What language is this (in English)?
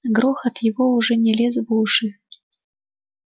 Russian